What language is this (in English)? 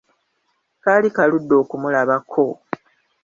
Ganda